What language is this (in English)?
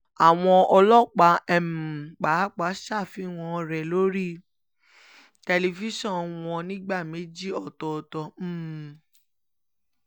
Yoruba